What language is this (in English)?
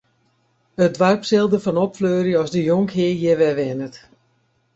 Western Frisian